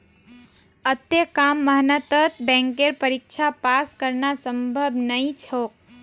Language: Magahi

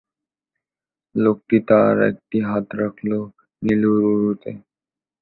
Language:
Bangla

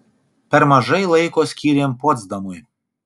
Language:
Lithuanian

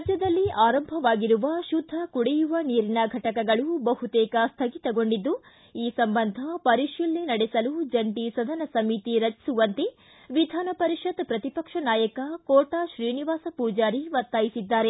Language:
Kannada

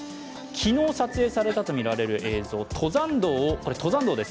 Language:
Japanese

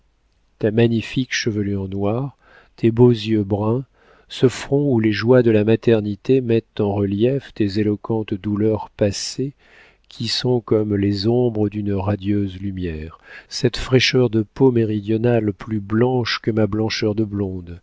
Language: French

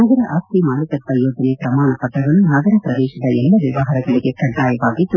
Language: Kannada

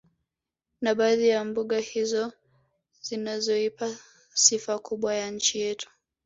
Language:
Swahili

